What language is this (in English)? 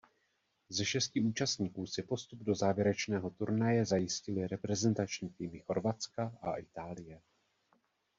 Czech